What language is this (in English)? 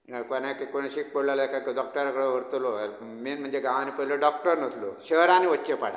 Konkani